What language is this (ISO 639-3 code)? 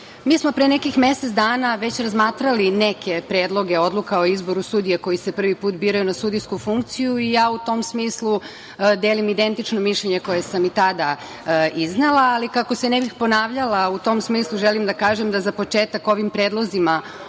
srp